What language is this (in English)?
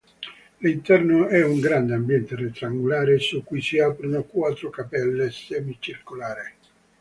Italian